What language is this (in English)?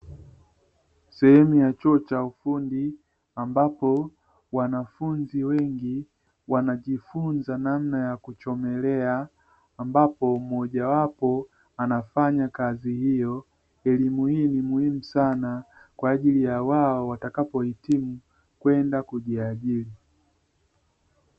Swahili